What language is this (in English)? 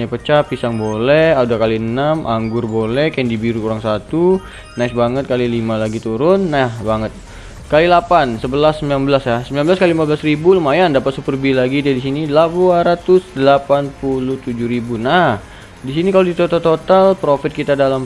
Indonesian